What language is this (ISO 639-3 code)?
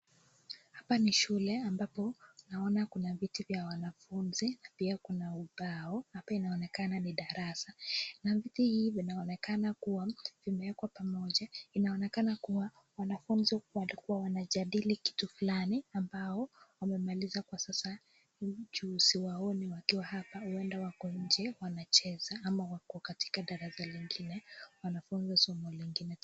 swa